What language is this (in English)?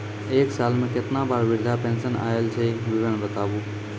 Maithili